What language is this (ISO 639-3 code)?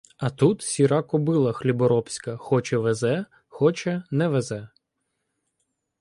ukr